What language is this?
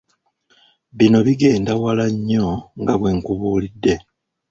Ganda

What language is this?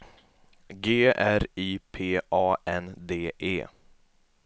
Swedish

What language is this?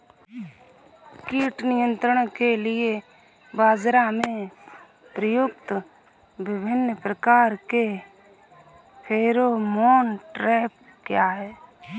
Hindi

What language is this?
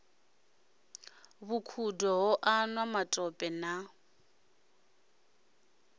Venda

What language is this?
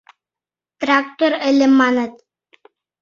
Mari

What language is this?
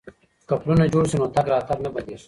Pashto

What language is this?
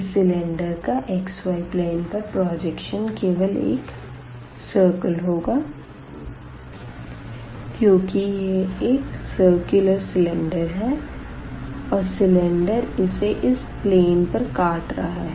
Hindi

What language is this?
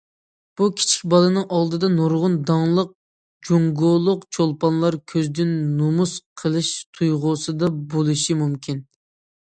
Uyghur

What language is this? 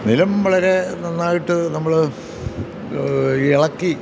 Malayalam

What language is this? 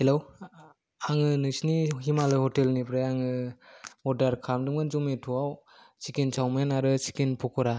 Bodo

